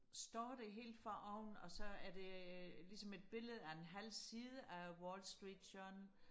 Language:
Danish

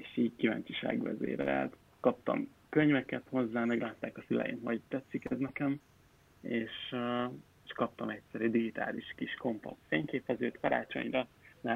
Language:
Hungarian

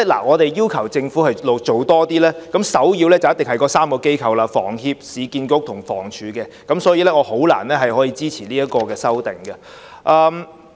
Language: Cantonese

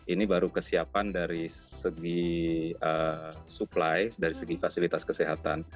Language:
Indonesian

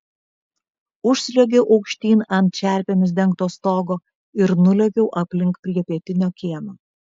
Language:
Lithuanian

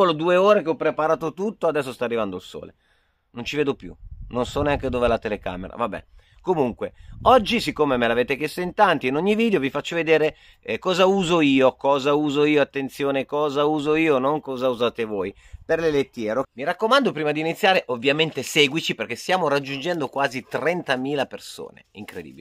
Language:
Italian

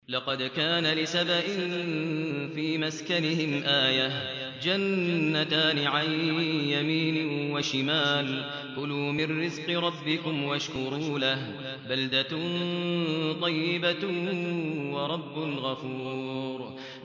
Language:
Arabic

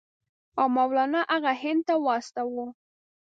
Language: Pashto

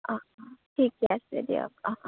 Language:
Assamese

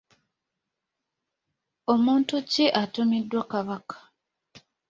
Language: Ganda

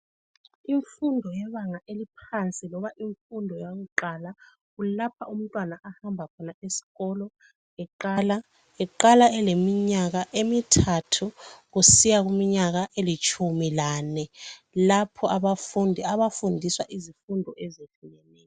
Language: North Ndebele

